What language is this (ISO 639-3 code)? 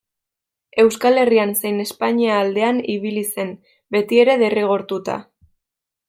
eus